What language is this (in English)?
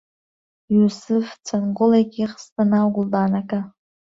Central Kurdish